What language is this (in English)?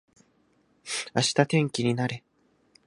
Japanese